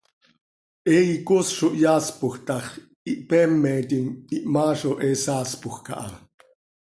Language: Seri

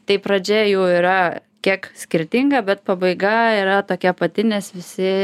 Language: Lithuanian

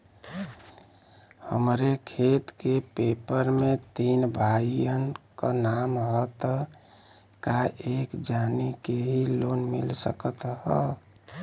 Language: Bhojpuri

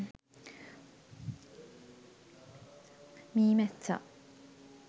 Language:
Sinhala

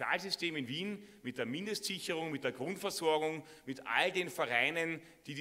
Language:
German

